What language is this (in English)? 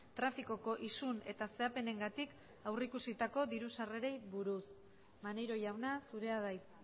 Basque